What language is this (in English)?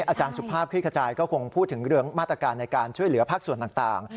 Thai